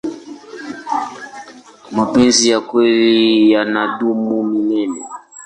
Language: Swahili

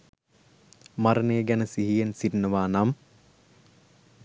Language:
Sinhala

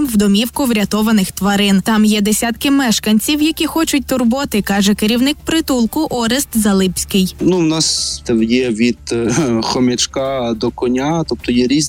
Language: Ukrainian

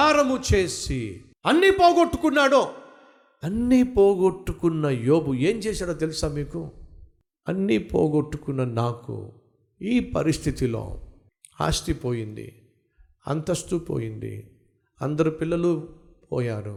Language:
Telugu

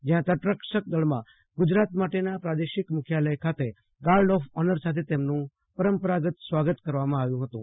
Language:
Gujarati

